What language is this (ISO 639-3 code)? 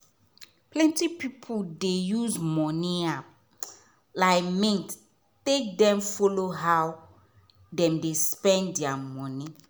pcm